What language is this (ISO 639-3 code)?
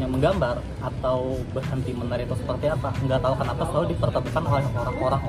ind